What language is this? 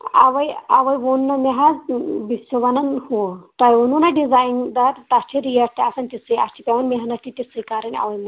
Kashmiri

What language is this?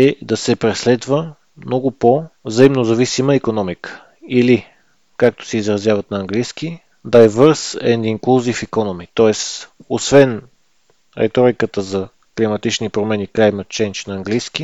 Bulgarian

